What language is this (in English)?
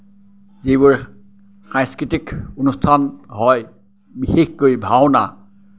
Assamese